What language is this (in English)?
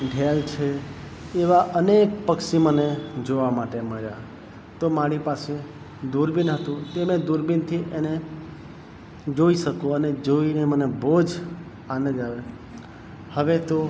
Gujarati